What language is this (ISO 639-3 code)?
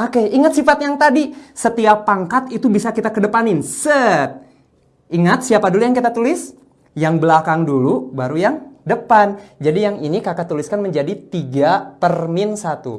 ind